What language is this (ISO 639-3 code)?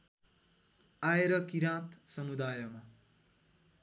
nep